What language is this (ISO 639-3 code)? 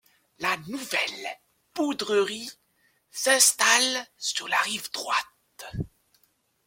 fra